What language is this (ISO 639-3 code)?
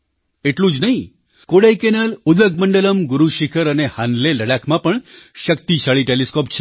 guj